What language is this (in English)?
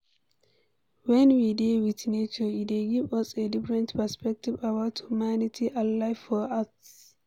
Nigerian Pidgin